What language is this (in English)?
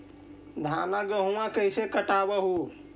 Magahi